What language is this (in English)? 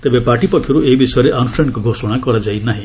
Odia